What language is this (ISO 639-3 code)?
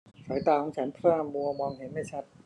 tha